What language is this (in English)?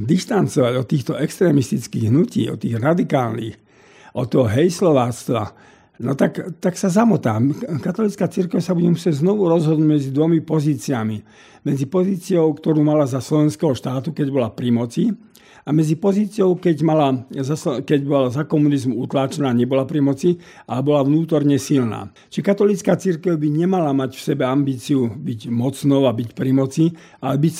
Slovak